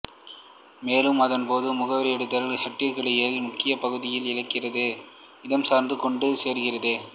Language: Tamil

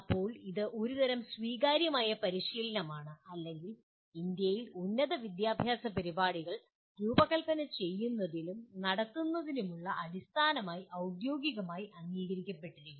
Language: Malayalam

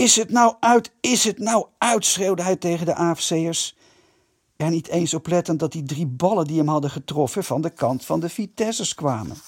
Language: Dutch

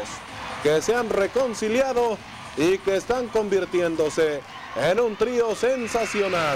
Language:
Spanish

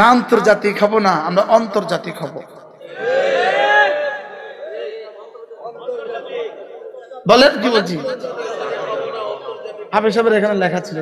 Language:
Bangla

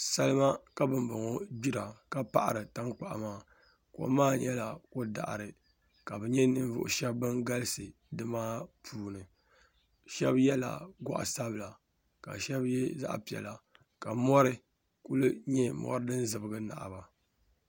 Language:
Dagbani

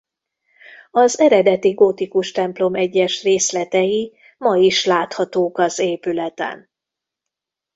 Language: Hungarian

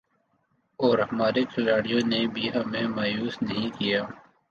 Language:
Urdu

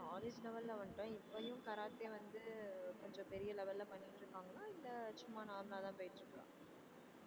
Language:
Tamil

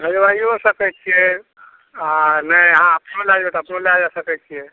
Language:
Maithili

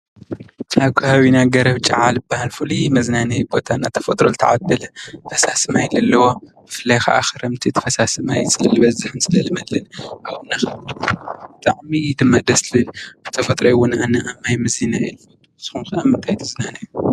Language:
Tigrinya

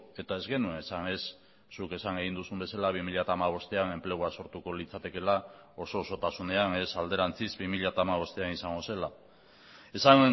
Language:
Basque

